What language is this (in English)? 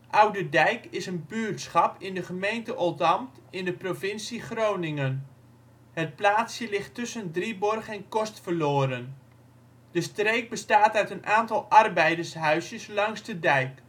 Dutch